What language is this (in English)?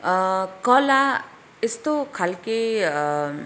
Nepali